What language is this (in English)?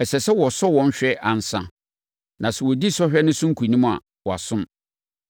Akan